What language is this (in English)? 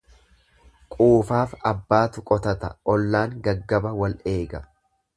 Oromo